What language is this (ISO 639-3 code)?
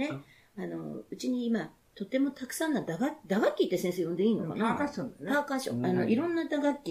jpn